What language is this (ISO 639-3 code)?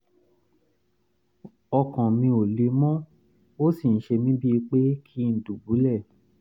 yor